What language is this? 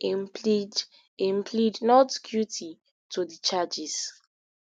Nigerian Pidgin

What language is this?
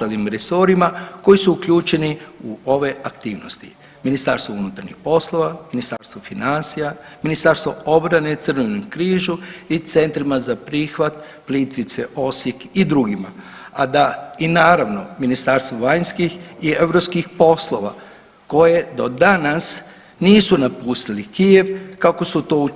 Croatian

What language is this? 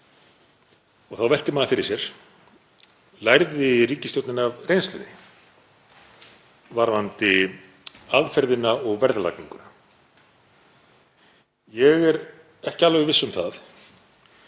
Icelandic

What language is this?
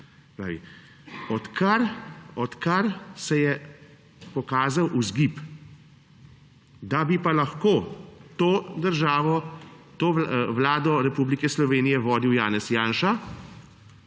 Slovenian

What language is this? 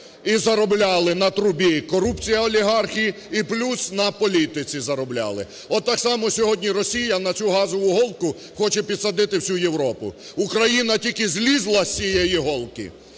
Ukrainian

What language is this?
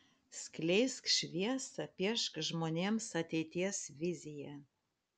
Lithuanian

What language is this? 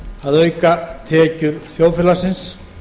Icelandic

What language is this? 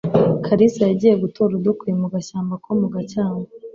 Kinyarwanda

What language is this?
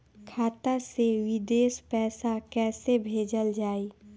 Bhojpuri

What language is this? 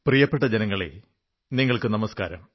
Malayalam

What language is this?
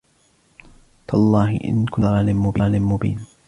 Arabic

